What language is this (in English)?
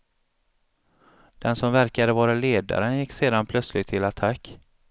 Swedish